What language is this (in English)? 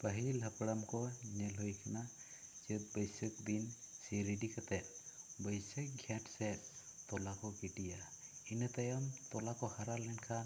Santali